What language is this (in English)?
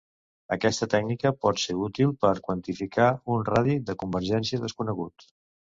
Catalan